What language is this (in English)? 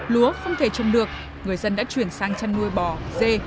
Vietnamese